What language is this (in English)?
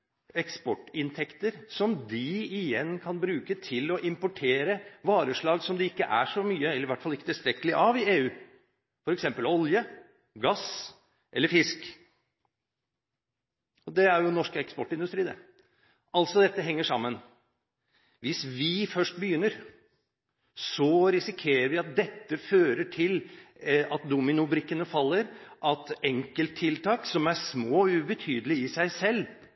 Norwegian Bokmål